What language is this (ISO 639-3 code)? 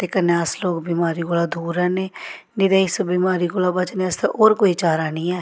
doi